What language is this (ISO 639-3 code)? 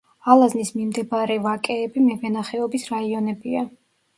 kat